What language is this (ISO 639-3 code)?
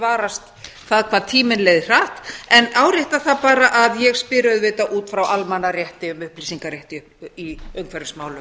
isl